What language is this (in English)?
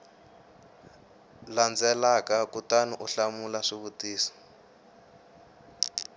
Tsonga